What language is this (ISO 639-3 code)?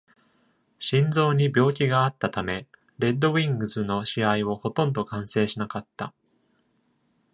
jpn